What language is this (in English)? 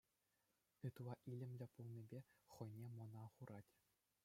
Chuvash